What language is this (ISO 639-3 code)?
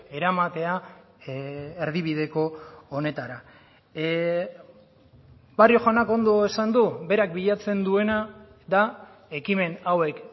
eus